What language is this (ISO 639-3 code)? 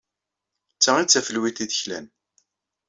kab